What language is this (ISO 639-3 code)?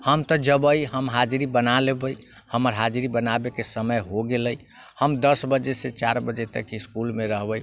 mai